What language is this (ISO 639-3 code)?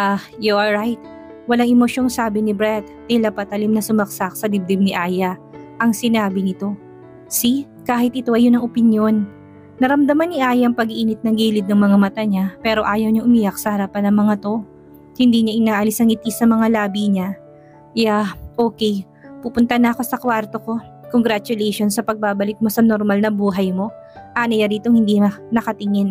fil